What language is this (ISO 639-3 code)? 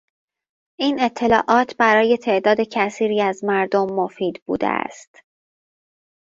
fas